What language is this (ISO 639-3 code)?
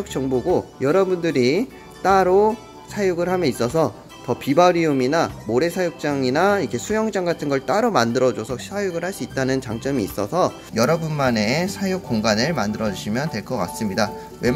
kor